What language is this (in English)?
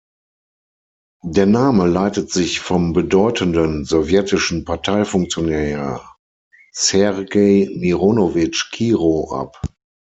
German